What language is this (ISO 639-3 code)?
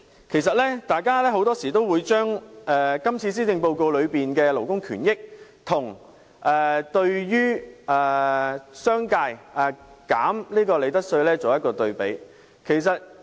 yue